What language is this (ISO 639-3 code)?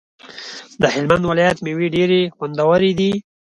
pus